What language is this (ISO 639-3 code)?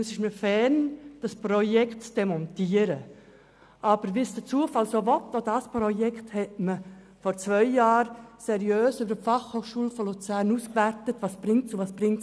gsw